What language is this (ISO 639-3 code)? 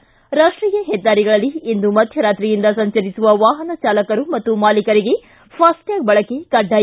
kan